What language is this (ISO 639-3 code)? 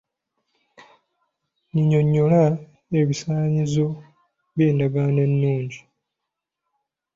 lug